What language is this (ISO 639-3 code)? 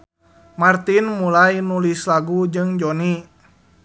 sun